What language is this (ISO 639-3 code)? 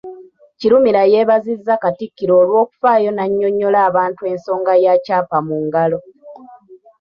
lug